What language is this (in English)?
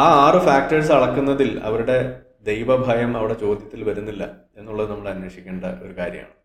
Malayalam